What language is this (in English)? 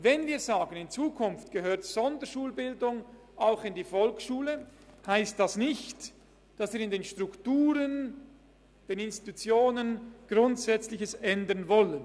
Swiss German